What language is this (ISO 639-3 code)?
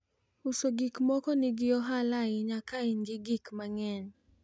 luo